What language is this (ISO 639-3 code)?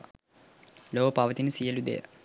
sin